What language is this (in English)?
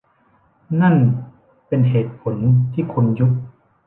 Thai